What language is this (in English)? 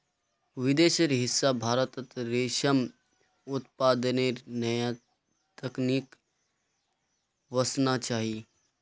Magahi